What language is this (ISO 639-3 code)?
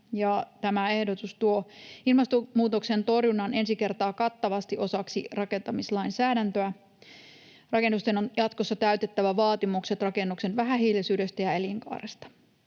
fin